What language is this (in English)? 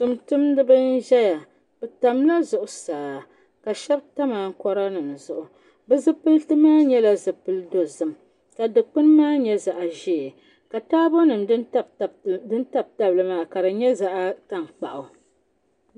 Dagbani